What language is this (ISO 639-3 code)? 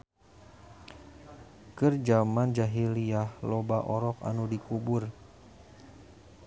sun